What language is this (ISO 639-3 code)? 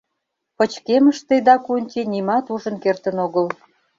chm